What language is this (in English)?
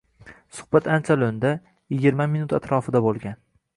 Uzbek